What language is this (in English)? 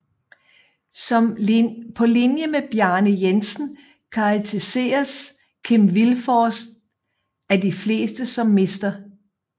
Danish